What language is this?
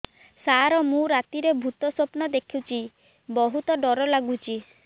Odia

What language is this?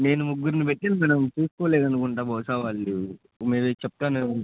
Telugu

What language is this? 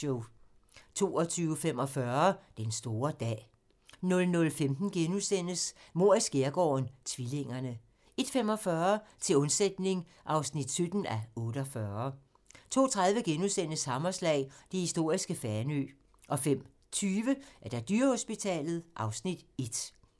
Danish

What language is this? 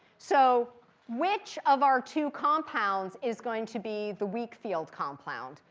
English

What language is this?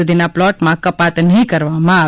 Gujarati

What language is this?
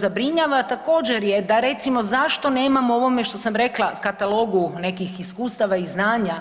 Croatian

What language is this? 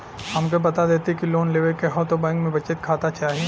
Bhojpuri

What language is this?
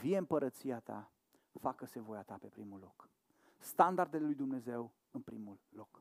Romanian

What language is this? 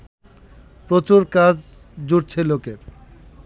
Bangla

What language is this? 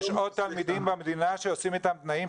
Hebrew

